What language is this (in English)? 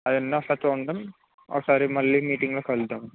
Telugu